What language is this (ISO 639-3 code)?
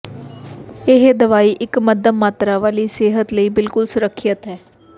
pan